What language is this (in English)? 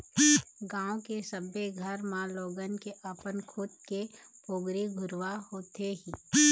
Chhattisgarhi